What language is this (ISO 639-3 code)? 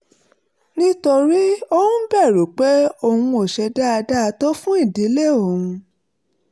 yor